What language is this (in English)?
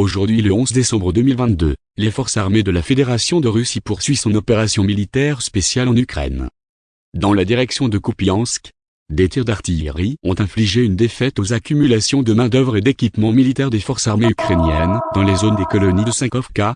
French